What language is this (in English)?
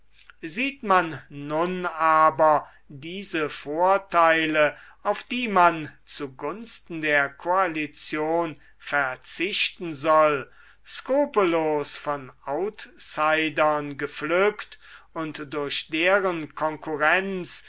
German